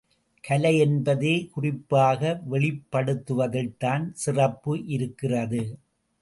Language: Tamil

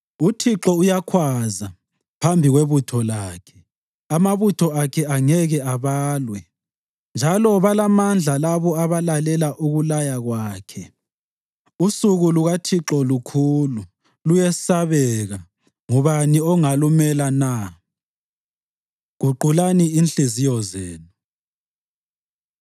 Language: North Ndebele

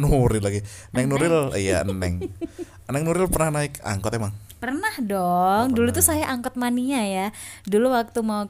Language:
Indonesian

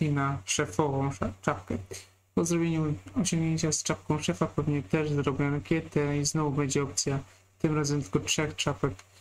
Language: Polish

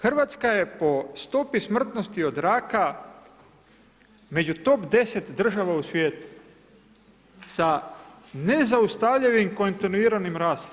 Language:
Croatian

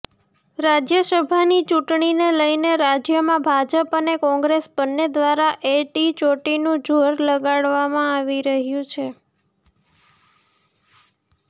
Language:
Gujarati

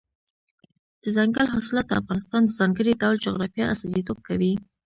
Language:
Pashto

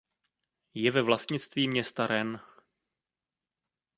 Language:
Czech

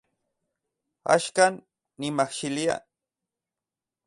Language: Central Puebla Nahuatl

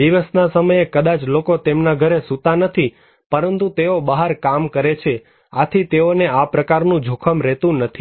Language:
Gujarati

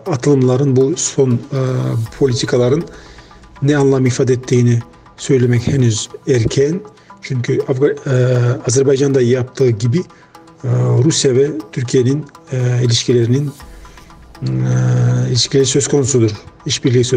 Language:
Turkish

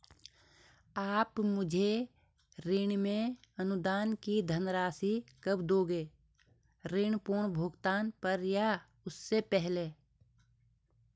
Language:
Hindi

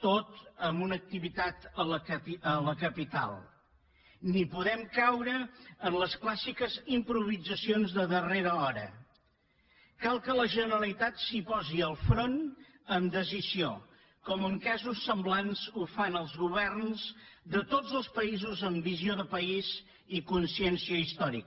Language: Catalan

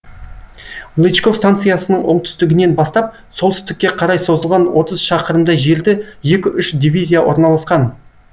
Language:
Kazakh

